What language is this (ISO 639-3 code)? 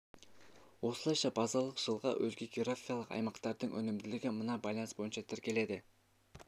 kaz